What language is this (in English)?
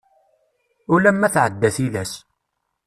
Kabyle